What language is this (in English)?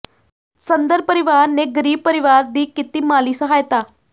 Punjabi